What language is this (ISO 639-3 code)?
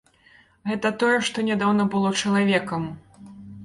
bel